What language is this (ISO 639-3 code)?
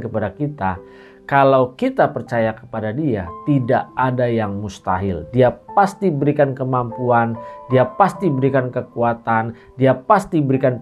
ind